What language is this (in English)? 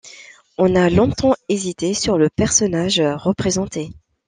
French